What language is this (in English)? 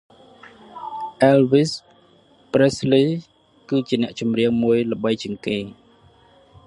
Khmer